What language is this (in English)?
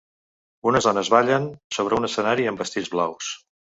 Catalan